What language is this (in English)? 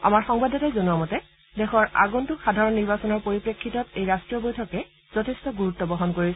Assamese